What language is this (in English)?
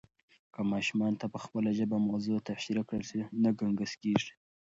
Pashto